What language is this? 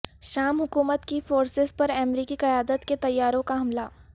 Urdu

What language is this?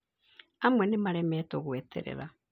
Kikuyu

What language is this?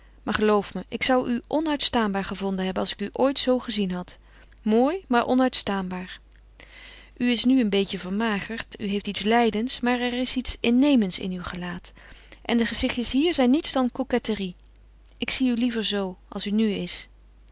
Dutch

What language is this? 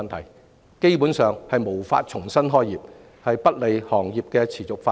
Cantonese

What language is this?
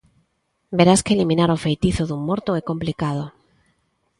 Galician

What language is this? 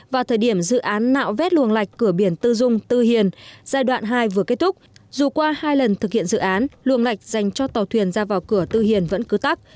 Vietnamese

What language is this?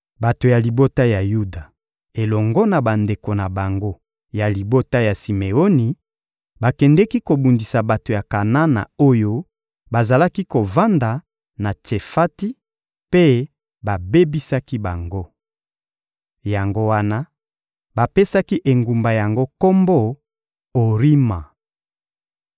Lingala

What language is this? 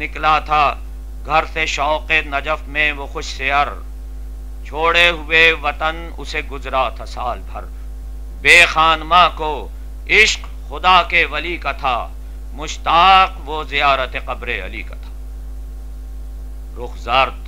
Hindi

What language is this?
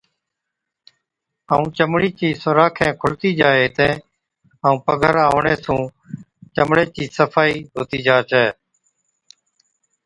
Od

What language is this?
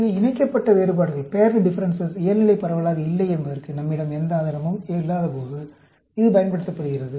Tamil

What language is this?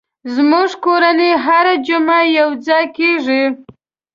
Pashto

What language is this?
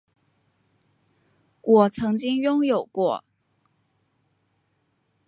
Chinese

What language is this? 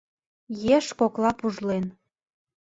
Mari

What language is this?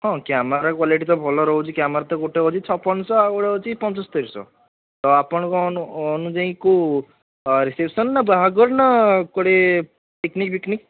Odia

